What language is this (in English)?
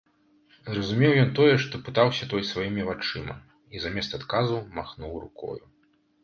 Belarusian